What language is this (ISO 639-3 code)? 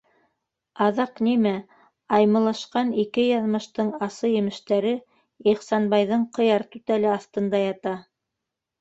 bak